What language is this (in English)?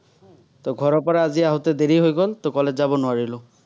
Assamese